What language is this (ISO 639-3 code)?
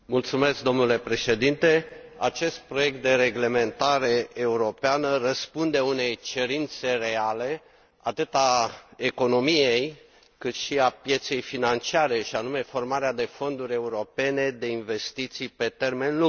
ron